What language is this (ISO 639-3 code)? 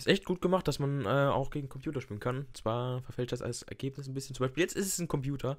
deu